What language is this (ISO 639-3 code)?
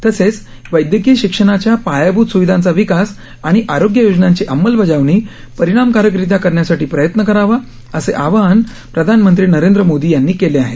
mar